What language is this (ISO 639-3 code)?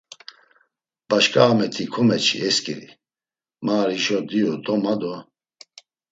lzz